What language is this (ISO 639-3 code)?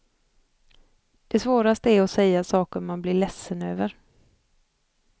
swe